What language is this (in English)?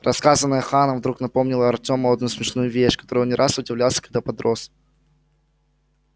Russian